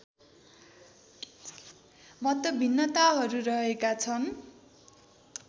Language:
Nepali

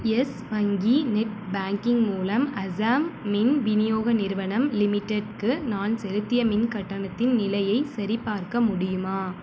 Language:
Tamil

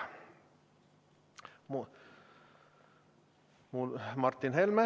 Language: Estonian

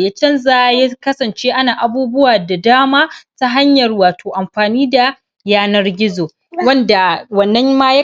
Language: Hausa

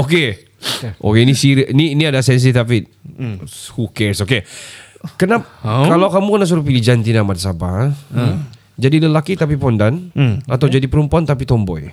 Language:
Malay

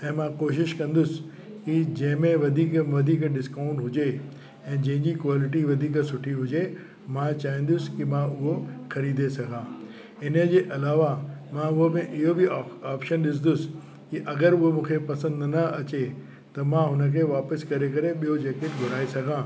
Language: Sindhi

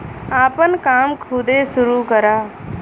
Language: Bhojpuri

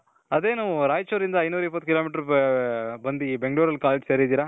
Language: Kannada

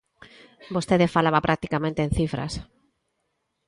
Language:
Galician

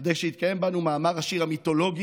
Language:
Hebrew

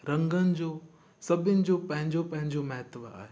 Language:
Sindhi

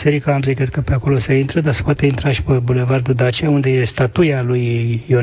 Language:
Romanian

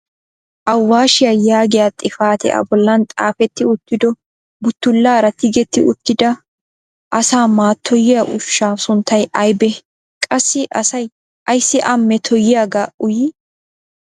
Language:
Wolaytta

